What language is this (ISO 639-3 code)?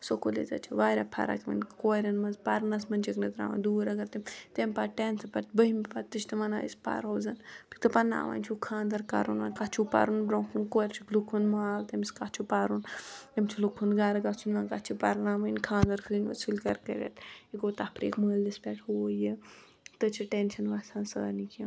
kas